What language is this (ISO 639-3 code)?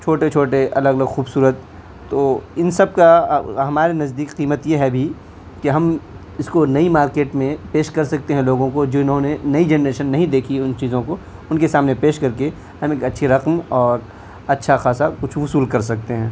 urd